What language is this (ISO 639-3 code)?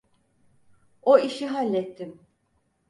tur